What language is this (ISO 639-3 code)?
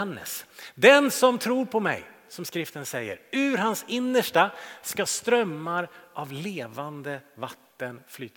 swe